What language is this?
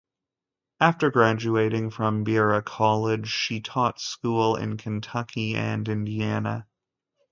English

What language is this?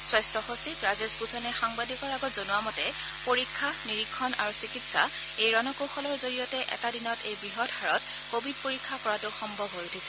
Assamese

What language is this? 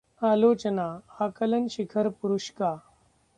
Hindi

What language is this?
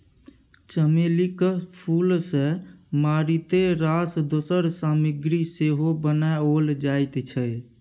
Maithili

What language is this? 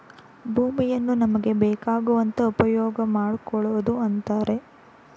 Kannada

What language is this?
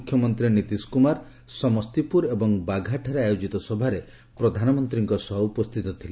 Odia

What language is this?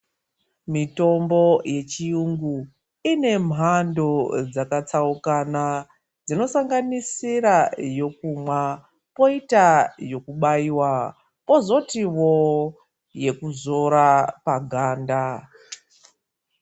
Ndau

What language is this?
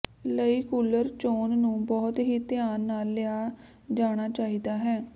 Punjabi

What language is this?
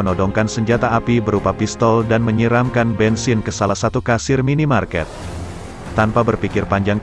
Indonesian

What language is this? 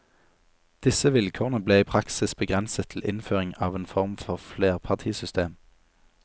Norwegian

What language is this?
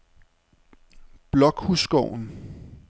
Danish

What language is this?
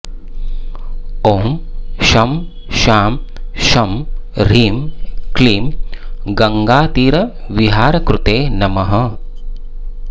Sanskrit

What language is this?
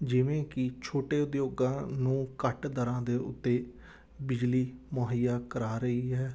Punjabi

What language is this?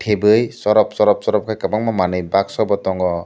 Kok Borok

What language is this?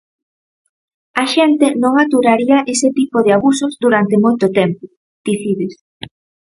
Galician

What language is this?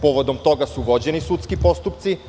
Serbian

